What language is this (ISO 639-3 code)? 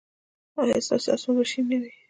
pus